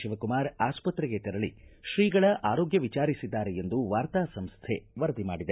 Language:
Kannada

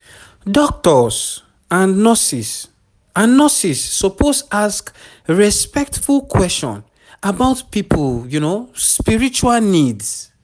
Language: Nigerian Pidgin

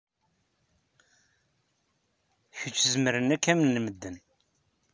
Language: Kabyle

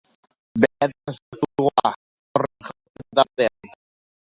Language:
Basque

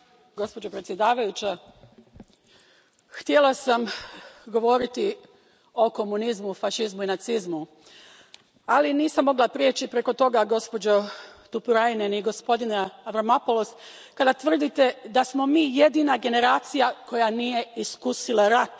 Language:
Croatian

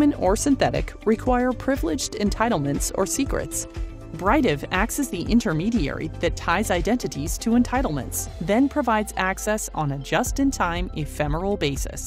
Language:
English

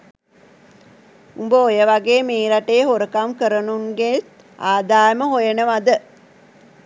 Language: Sinhala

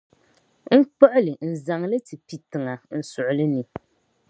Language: Dagbani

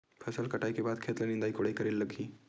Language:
Chhattisgarhi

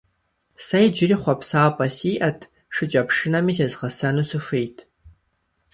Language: Kabardian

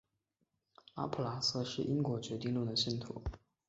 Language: Chinese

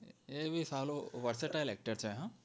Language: Gujarati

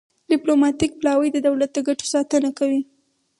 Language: Pashto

